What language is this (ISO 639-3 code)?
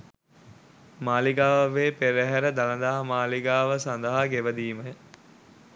sin